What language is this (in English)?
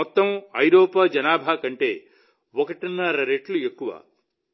Telugu